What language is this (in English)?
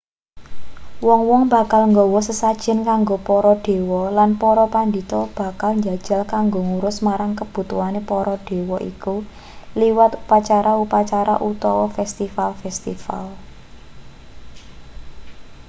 Javanese